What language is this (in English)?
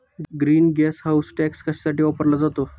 Marathi